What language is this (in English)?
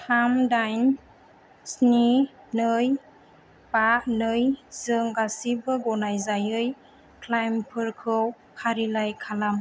Bodo